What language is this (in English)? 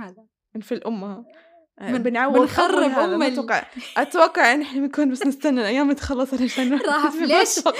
Arabic